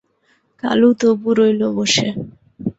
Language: Bangla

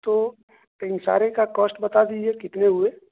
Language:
Urdu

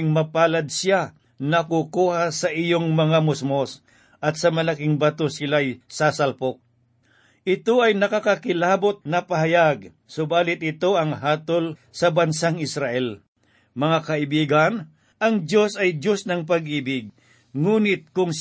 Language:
Filipino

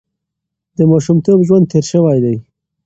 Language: Pashto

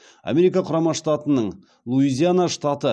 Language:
Kazakh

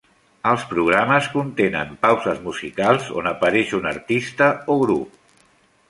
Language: Catalan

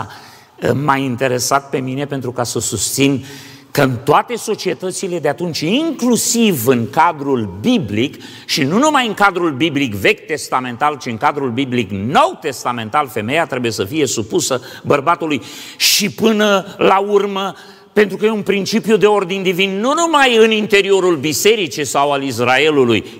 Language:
Romanian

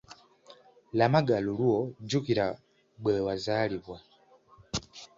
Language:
Ganda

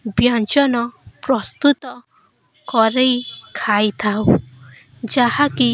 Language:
Odia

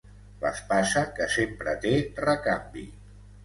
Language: Catalan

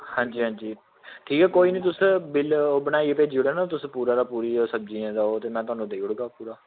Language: Dogri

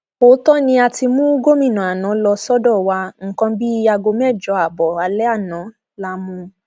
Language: Yoruba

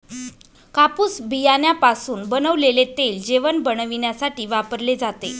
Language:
Marathi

